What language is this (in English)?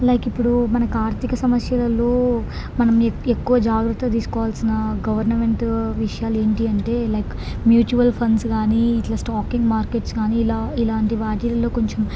Telugu